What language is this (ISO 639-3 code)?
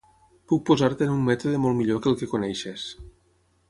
cat